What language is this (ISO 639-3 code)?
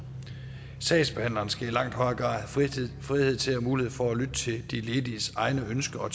dan